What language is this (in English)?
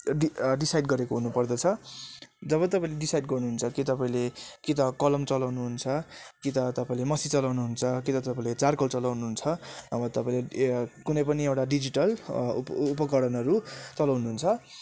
Nepali